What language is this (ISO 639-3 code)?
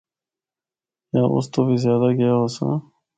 hno